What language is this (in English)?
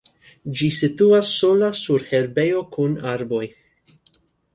Esperanto